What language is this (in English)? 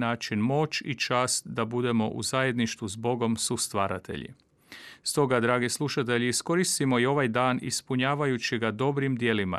Croatian